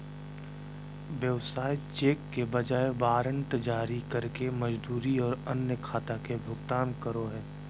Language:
Magahi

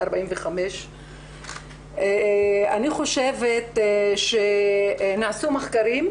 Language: Hebrew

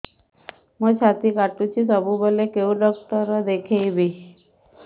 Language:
Odia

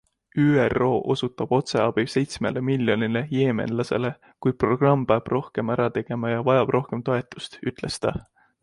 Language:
Estonian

